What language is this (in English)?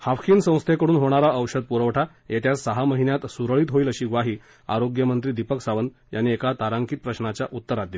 Marathi